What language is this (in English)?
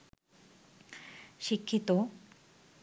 Bangla